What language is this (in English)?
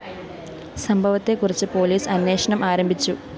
Malayalam